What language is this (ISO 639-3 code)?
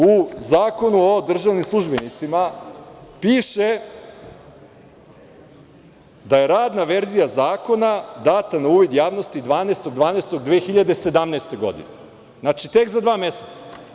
srp